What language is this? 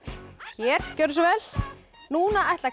Icelandic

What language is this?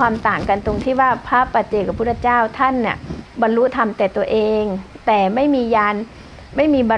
Thai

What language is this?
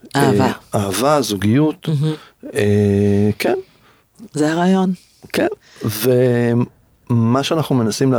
Hebrew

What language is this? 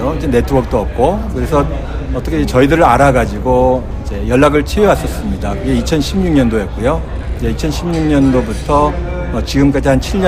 Korean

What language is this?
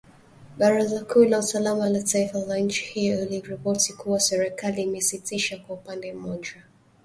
Swahili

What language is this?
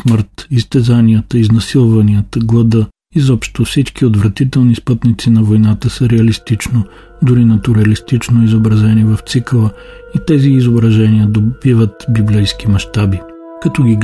Bulgarian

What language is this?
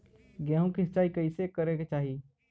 Bhojpuri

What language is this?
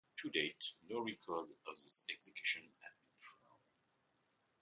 English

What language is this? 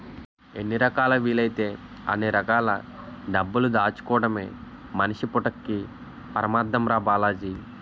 Telugu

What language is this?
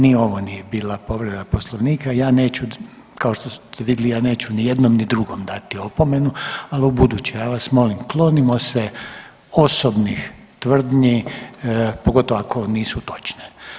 Croatian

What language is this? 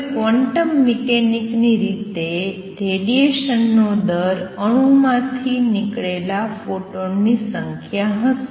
Gujarati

